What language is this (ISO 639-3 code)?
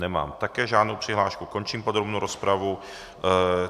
ces